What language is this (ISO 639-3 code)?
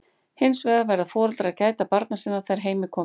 isl